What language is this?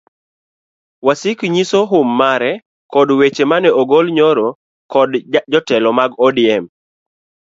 Luo (Kenya and Tanzania)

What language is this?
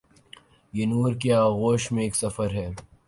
Urdu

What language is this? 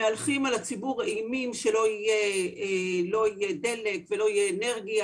Hebrew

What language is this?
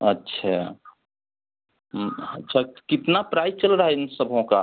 Hindi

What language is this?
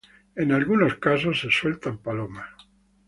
Spanish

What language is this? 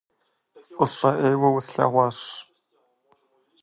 Kabardian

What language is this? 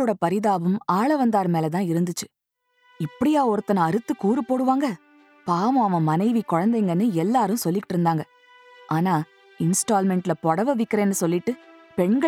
Tamil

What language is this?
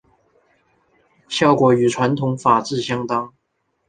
Chinese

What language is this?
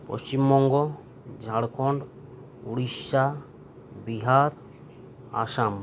Santali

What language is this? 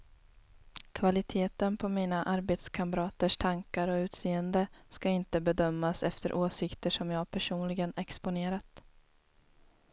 Swedish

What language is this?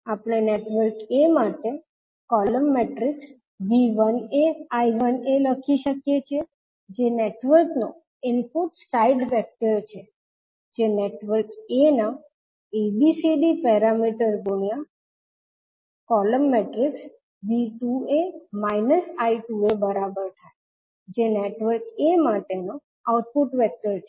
Gujarati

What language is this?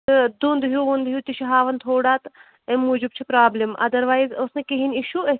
Kashmiri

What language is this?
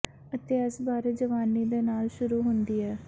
Punjabi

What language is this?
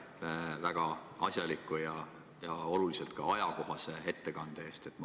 Estonian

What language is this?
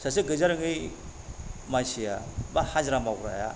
Bodo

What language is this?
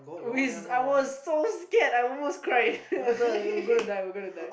English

